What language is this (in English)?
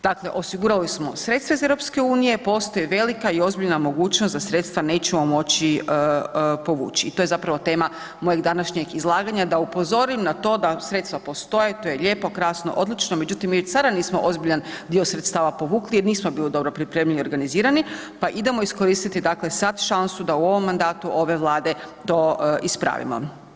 Croatian